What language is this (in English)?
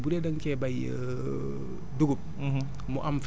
Wolof